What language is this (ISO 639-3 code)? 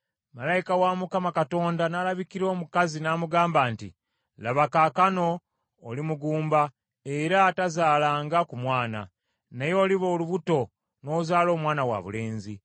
lug